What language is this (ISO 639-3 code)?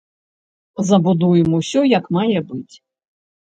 bel